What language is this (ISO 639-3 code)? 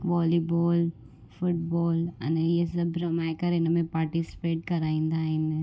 snd